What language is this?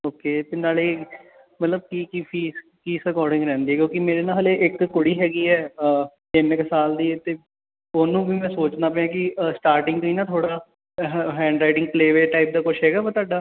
Punjabi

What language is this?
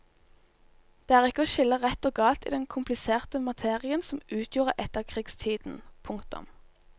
Norwegian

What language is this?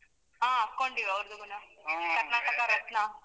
Kannada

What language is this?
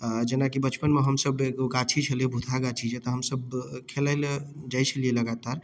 Maithili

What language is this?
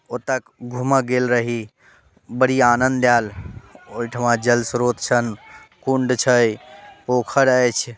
Maithili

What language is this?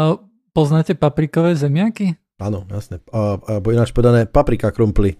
Slovak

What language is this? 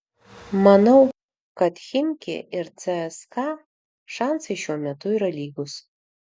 Lithuanian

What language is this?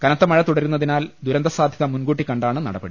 Malayalam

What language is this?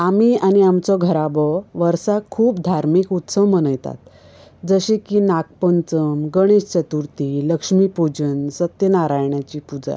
Konkani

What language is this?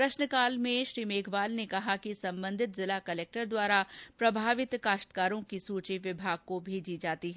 Hindi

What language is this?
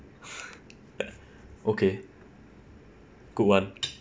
English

